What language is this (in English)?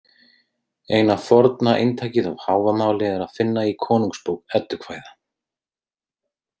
Icelandic